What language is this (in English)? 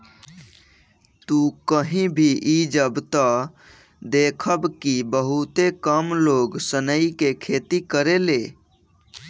Bhojpuri